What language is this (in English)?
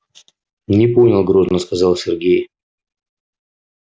Russian